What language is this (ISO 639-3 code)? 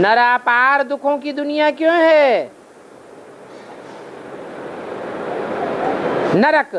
hin